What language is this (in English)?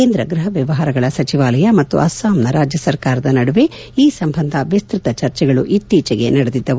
Kannada